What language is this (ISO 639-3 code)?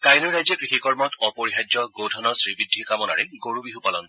asm